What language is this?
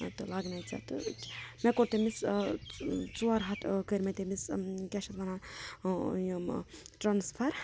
Kashmiri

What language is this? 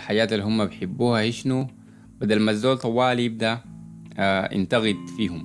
Arabic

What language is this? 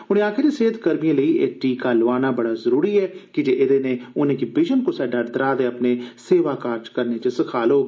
Dogri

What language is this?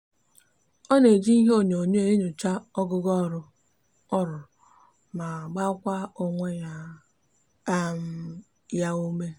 Igbo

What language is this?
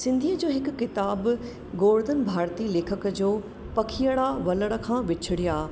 Sindhi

